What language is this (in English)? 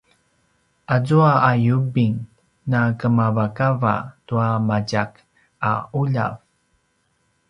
Paiwan